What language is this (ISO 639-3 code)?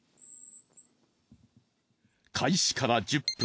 jpn